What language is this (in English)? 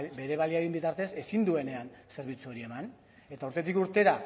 Basque